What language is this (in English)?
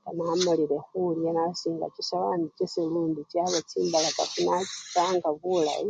Luyia